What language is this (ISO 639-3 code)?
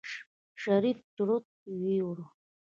pus